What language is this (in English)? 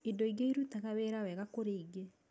Kikuyu